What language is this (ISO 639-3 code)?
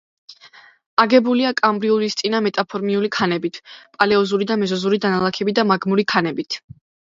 kat